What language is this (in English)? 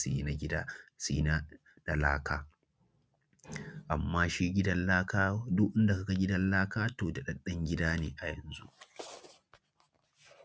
Hausa